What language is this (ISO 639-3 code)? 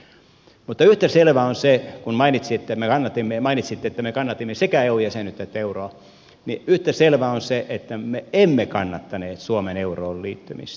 fin